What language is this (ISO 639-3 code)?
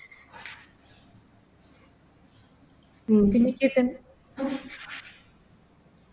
mal